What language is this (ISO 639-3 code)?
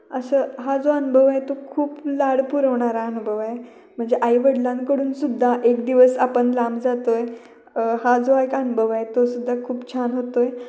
mar